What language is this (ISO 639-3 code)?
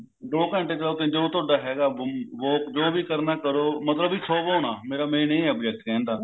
pan